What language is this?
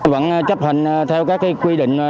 Vietnamese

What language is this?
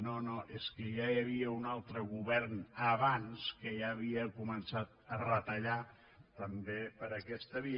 Catalan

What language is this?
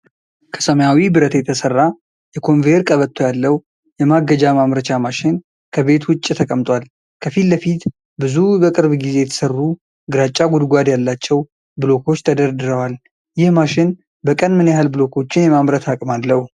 Amharic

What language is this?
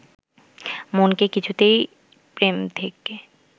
Bangla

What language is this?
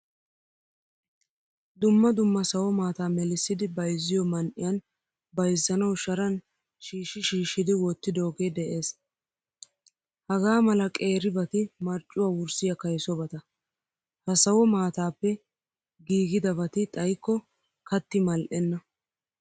Wolaytta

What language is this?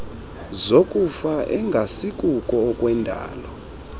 Xhosa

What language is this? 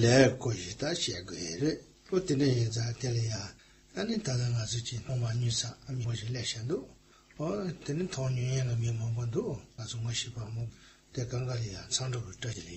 German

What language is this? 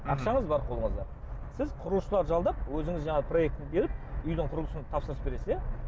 Kazakh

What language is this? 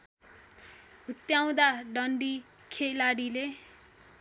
Nepali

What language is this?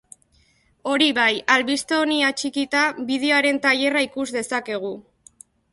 Basque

